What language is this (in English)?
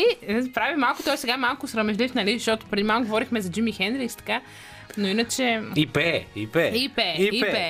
Bulgarian